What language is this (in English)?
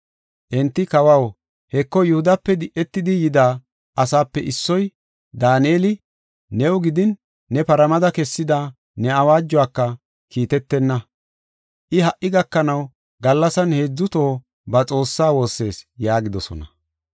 Gofa